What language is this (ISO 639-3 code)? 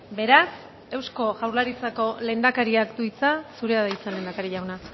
eus